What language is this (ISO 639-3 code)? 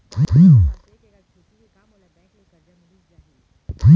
hne